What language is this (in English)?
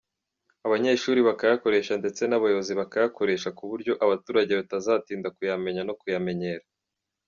Kinyarwanda